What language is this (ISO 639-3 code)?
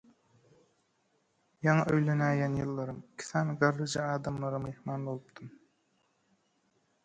tuk